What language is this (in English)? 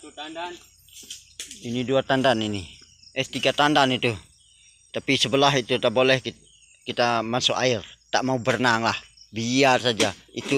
Indonesian